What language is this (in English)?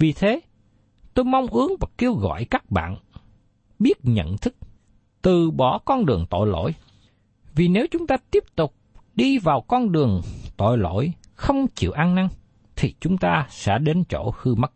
Vietnamese